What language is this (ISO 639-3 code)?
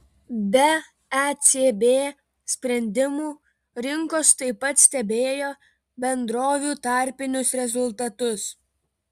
lit